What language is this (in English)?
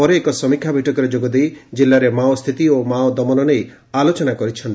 Odia